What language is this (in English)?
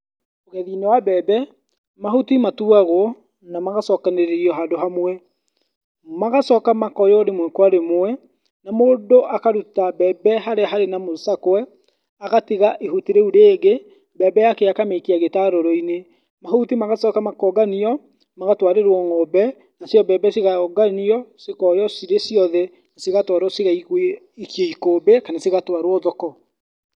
Kikuyu